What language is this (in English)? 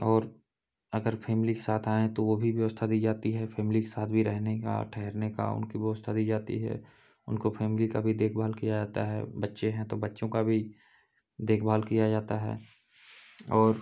Hindi